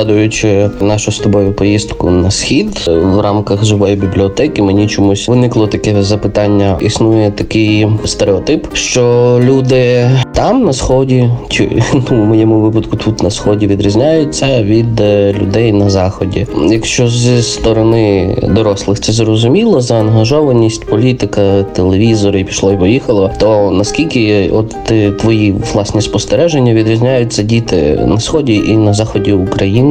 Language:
Ukrainian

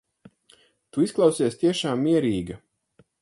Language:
Latvian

